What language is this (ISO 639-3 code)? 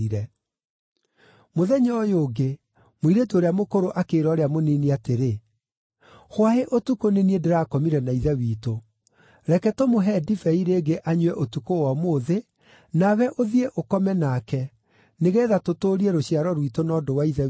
kik